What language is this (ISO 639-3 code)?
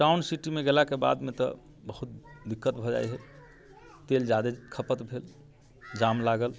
mai